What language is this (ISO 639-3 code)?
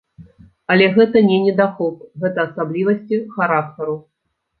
bel